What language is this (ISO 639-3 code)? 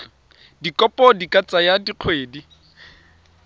tsn